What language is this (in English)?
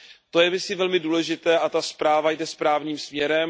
Czech